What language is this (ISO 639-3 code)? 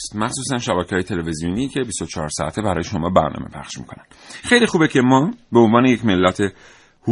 fas